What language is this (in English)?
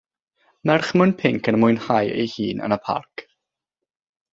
Welsh